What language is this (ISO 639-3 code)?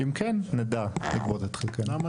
heb